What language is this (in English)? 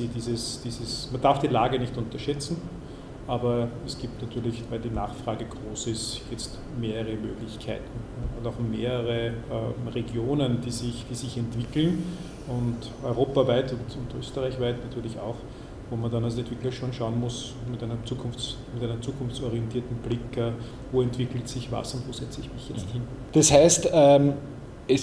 German